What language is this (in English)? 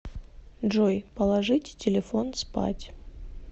Russian